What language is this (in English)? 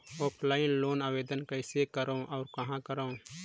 Chhattisgarhi